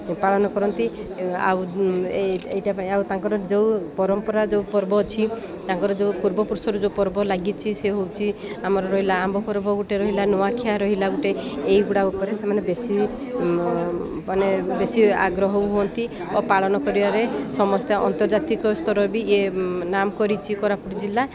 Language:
Odia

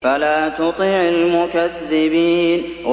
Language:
Arabic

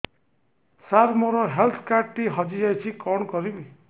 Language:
Odia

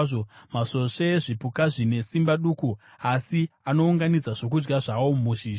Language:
Shona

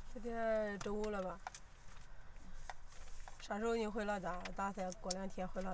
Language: Chinese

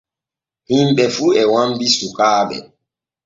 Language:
Borgu Fulfulde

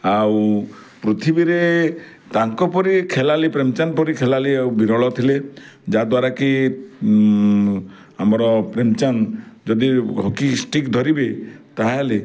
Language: Odia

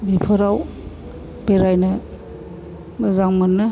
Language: Bodo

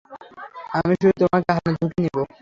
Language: Bangla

